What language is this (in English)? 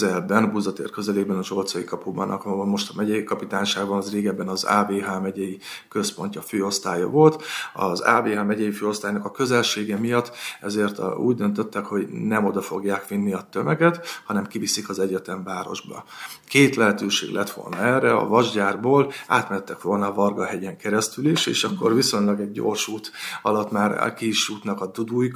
Hungarian